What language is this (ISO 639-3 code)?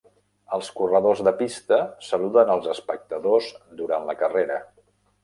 cat